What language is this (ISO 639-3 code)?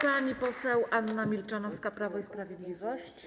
pol